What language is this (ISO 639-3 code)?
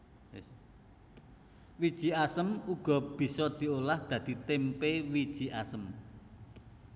jav